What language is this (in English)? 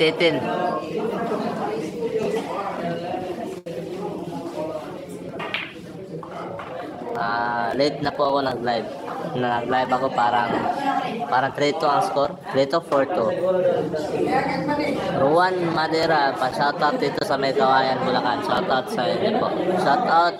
Filipino